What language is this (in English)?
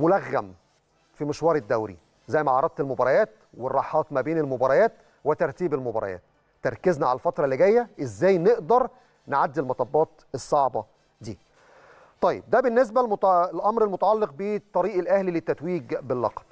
Arabic